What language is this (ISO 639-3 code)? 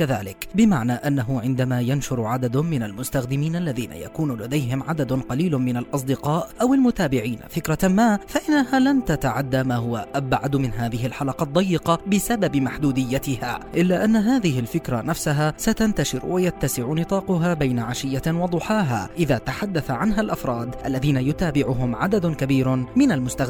ara